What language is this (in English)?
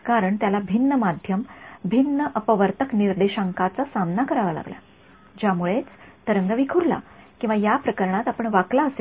Marathi